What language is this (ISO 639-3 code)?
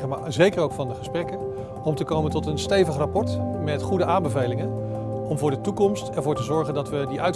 nld